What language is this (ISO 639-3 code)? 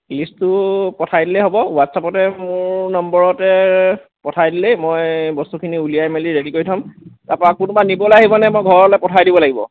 asm